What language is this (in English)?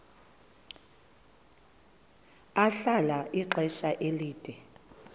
Xhosa